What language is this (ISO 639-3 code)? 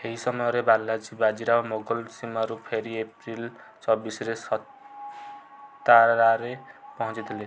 ori